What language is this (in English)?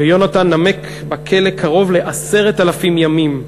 Hebrew